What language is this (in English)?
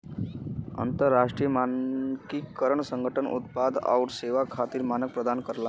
Bhojpuri